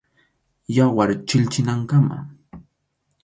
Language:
Arequipa-La Unión Quechua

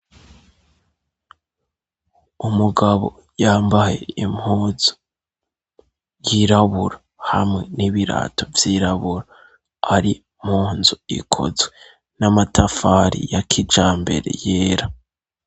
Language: Rundi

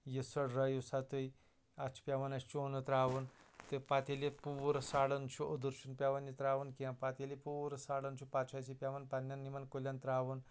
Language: Kashmiri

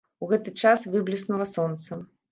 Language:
Belarusian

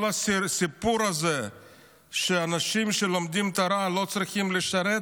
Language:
Hebrew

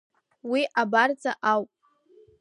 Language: Abkhazian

